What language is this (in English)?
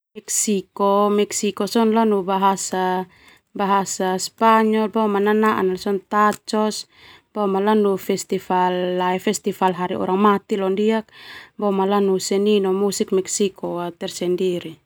Termanu